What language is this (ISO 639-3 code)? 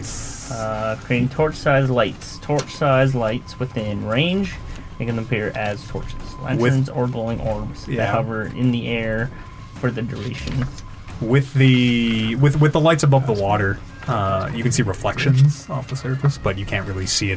eng